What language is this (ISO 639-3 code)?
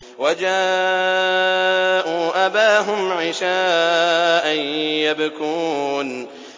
ara